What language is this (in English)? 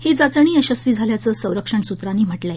Marathi